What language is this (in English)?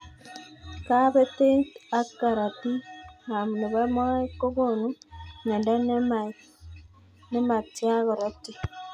Kalenjin